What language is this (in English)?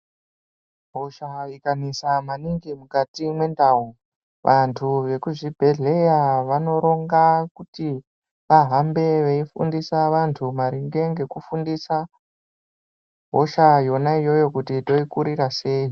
Ndau